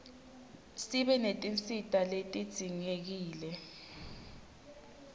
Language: Swati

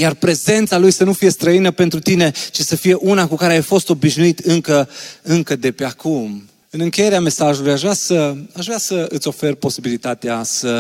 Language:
Romanian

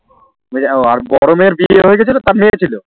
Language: Bangla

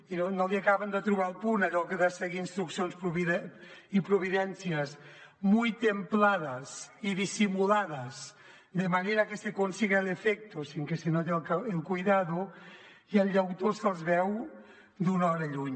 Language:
Catalan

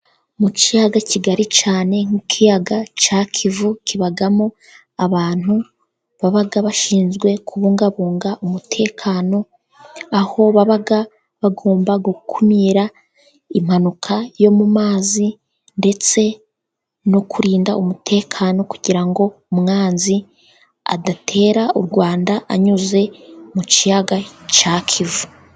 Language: Kinyarwanda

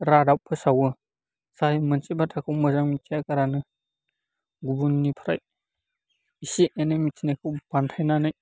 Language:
Bodo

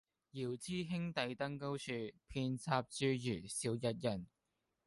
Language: Cantonese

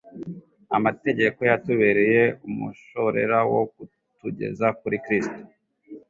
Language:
Kinyarwanda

